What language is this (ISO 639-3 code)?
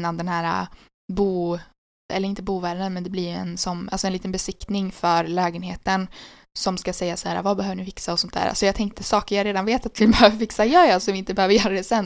swe